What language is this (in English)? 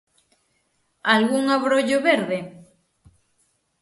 Galician